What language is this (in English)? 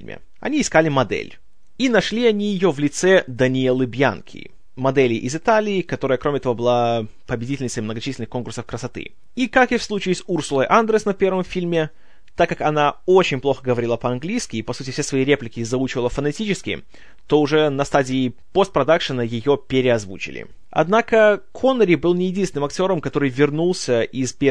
Russian